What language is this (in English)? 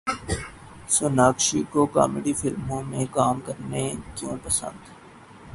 Urdu